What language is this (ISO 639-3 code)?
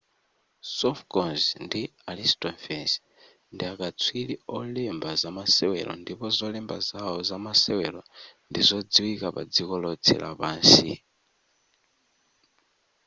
nya